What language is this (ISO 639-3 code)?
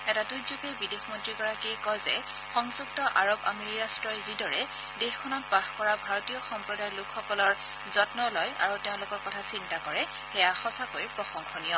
asm